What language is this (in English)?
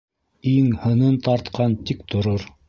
Bashkir